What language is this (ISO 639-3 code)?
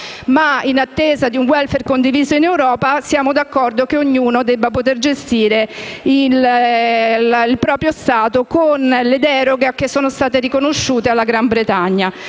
ita